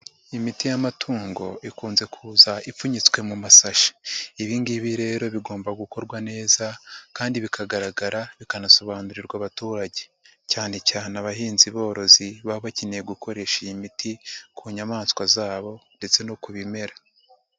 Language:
Kinyarwanda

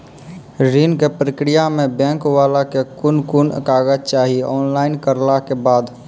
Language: Maithili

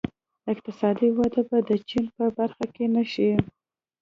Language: Pashto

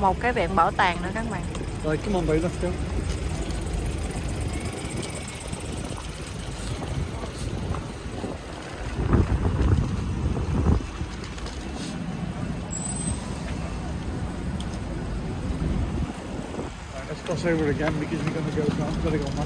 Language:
Vietnamese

